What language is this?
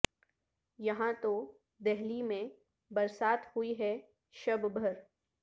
Urdu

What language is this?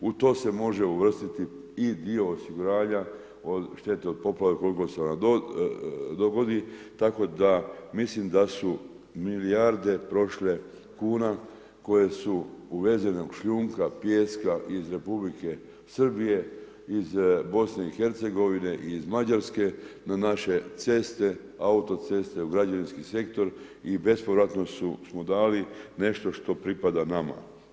Croatian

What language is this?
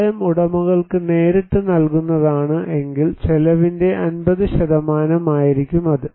Malayalam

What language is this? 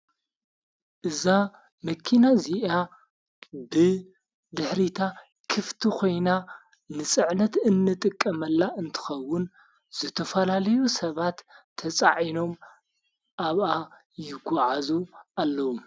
Tigrinya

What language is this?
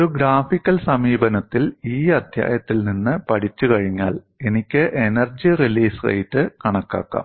Malayalam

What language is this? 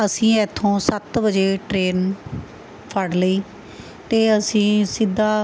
Punjabi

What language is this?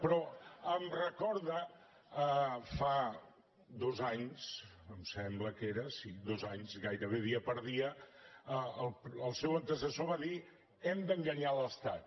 Catalan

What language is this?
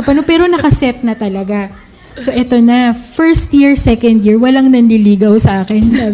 Filipino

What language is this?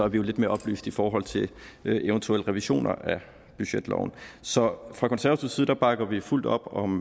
Danish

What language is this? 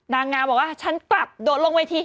Thai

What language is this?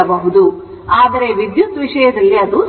Kannada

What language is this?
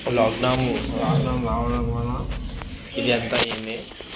Telugu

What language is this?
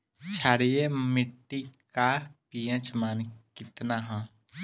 Bhojpuri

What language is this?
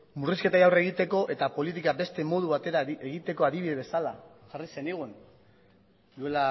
Basque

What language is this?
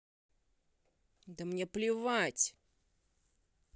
Russian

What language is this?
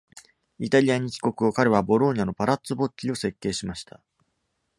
Japanese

